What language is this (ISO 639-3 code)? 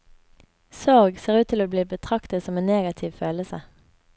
nor